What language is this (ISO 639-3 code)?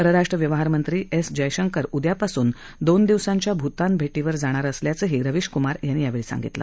mar